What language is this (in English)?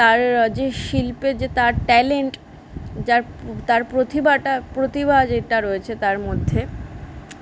Bangla